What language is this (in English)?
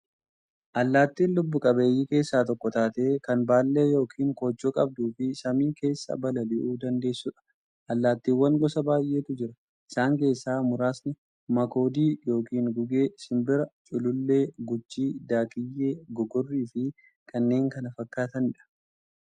Oromo